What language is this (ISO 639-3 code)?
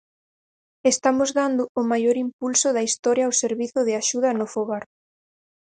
glg